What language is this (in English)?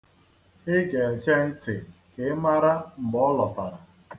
Igbo